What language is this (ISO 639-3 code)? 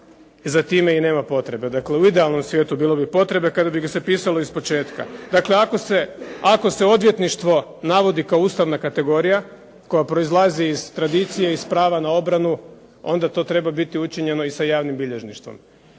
hrv